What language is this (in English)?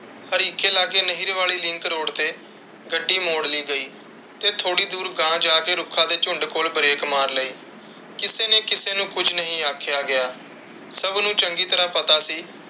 Punjabi